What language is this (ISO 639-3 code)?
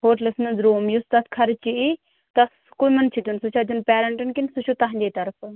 kas